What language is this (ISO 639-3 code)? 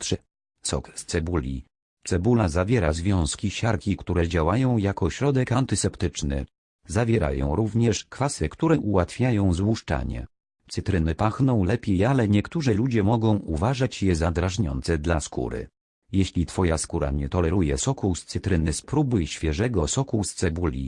pol